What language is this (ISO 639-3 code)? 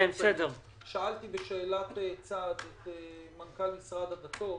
heb